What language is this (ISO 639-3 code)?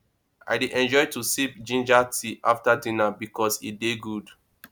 pcm